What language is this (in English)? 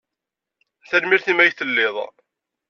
Kabyle